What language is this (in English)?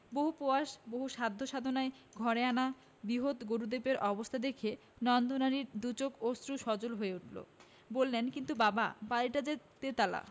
Bangla